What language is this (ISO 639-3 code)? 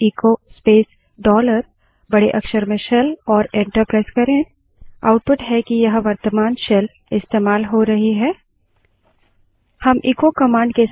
hin